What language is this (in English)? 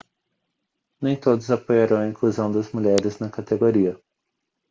Portuguese